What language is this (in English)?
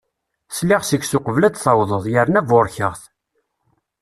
Kabyle